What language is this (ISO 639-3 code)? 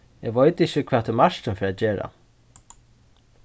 fao